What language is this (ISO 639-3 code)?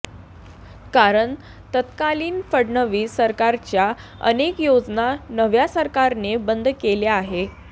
mar